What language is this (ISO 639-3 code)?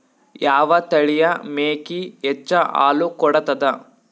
kan